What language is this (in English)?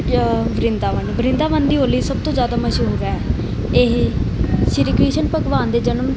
Punjabi